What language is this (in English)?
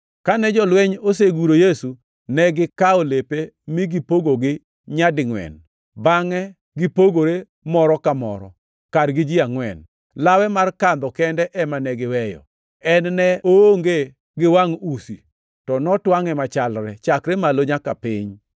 Luo (Kenya and Tanzania)